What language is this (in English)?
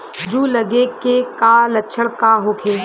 Bhojpuri